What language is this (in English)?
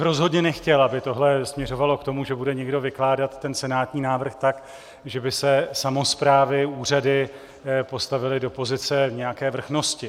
Czech